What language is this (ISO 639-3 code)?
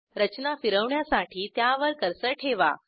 mar